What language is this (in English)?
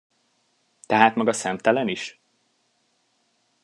Hungarian